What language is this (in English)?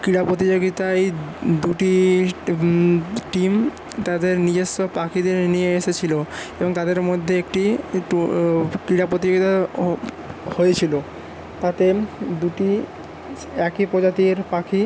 Bangla